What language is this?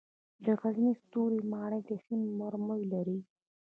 Pashto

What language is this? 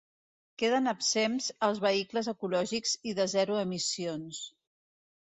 Catalan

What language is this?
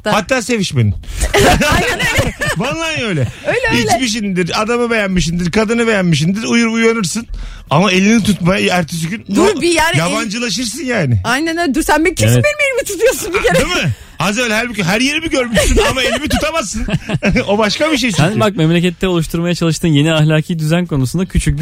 Turkish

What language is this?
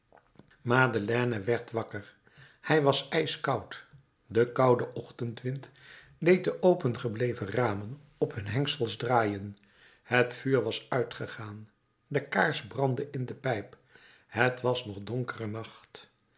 Dutch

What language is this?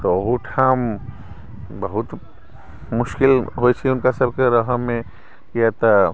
Maithili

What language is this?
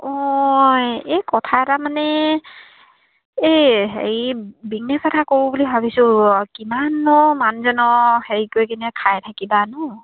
Assamese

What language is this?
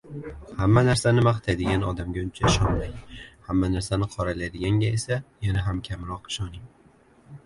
Uzbek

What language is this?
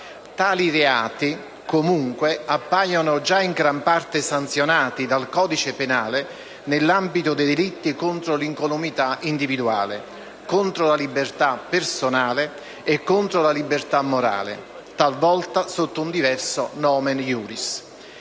Italian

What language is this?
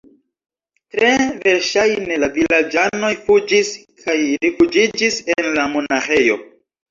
Esperanto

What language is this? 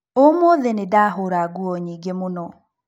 Kikuyu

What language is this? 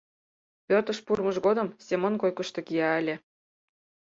Mari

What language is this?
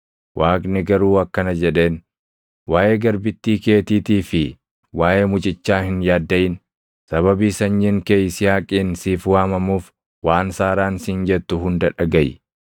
Oromo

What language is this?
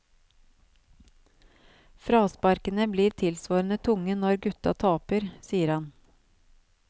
Norwegian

